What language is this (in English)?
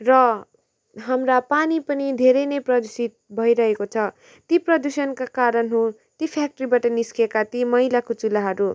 Nepali